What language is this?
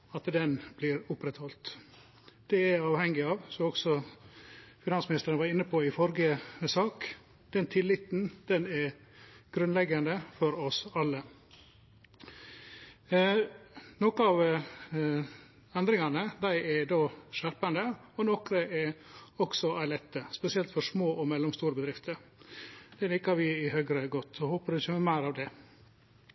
Norwegian Nynorsk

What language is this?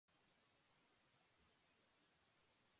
Italian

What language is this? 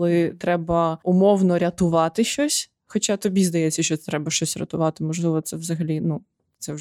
Ukrainian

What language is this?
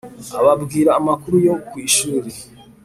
Kinyarwanda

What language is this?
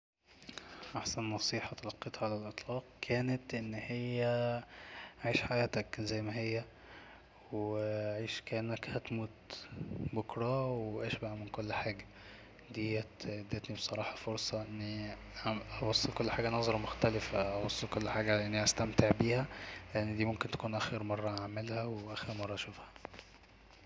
Egyptian Arabic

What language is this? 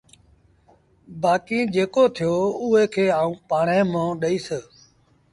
Sindhi Bhil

